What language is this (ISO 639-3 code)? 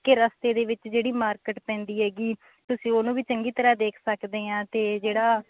pan